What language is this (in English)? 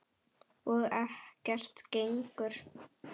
Icelandic